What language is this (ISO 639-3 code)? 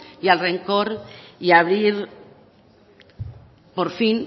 spa